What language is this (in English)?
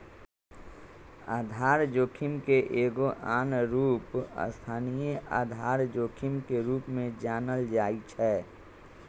Magahi